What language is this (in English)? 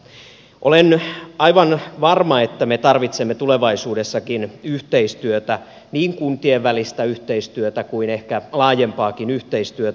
Finnish